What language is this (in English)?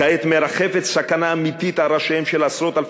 Hebrew